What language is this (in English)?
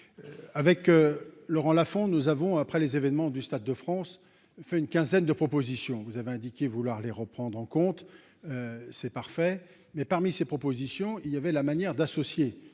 French